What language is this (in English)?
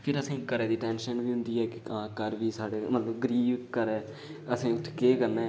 Dogri